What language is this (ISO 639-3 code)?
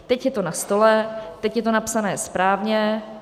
ces